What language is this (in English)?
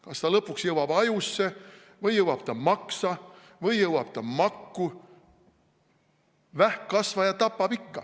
Estonian